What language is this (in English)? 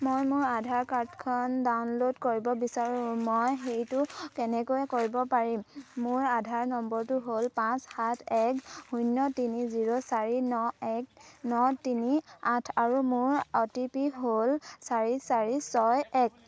Assamese